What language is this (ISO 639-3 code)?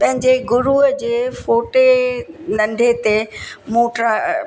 snd